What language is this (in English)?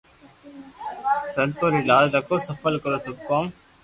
Loarki